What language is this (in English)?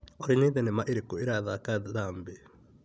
Kikuyu